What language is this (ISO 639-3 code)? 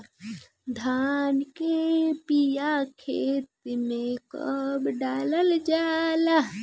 bho